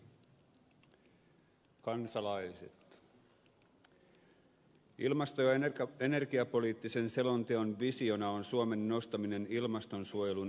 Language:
Finnish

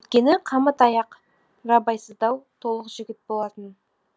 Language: Kazakh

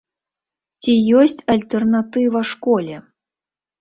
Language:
Belarusian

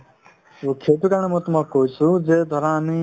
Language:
Assamese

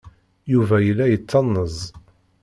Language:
Kabyle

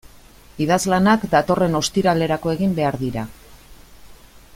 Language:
Basque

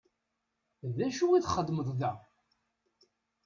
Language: Kabyle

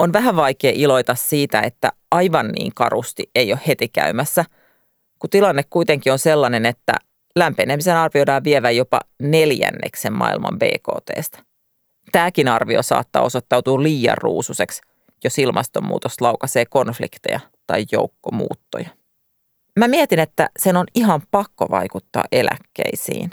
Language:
Finnish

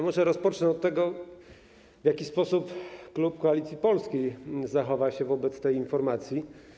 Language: Polish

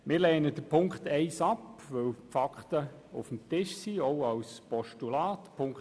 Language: Swiss German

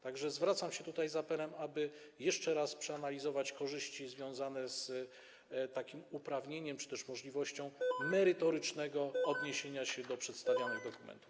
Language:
Polish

